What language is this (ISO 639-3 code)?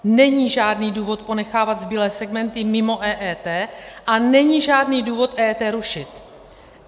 ces